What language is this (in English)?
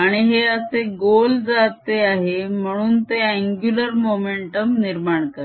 Marathi